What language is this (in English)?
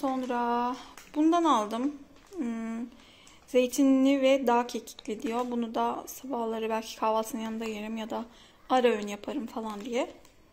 Turkish